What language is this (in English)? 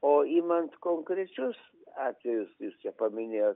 Lithuanian